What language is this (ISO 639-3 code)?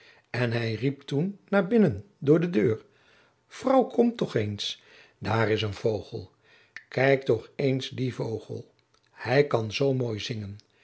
nld